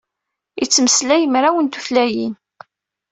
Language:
Kabyle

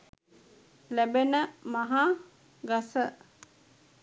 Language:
Sinhala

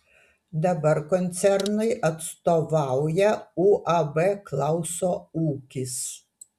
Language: Lithuanian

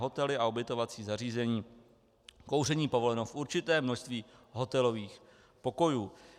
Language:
Czech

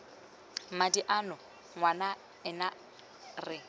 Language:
Tswana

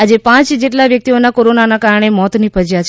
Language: Gujarati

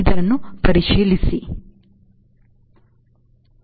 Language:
Kannada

